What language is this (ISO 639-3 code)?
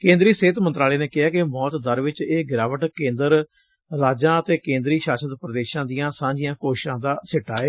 pan